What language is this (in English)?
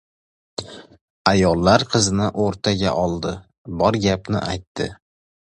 Uzbek